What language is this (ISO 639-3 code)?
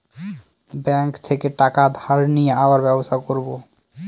ben